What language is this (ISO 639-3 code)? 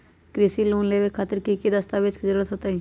mag